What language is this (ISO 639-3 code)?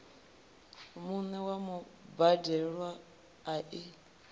ven